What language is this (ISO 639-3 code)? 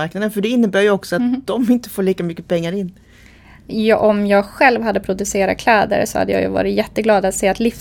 swe